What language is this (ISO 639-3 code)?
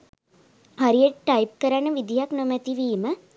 sin